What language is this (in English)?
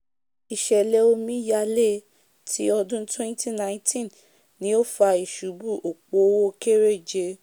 Yoruba